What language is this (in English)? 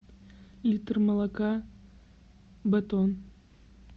Russian